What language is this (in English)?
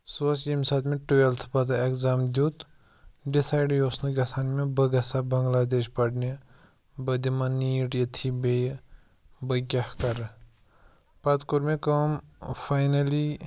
Kashmiri